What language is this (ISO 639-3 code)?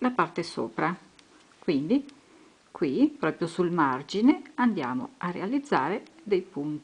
ita